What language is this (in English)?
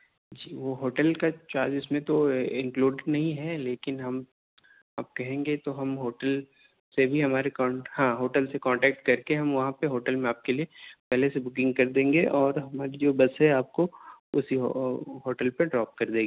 Urdu